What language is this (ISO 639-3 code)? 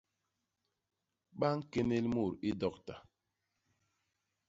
bas